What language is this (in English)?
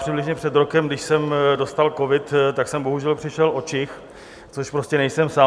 Czech